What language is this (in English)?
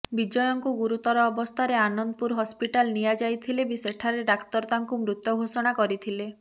Odia